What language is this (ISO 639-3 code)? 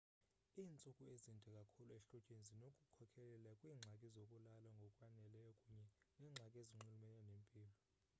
xho